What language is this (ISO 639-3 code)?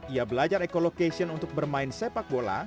ind